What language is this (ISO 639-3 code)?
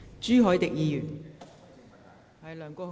yue